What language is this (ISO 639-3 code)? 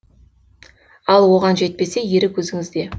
kaz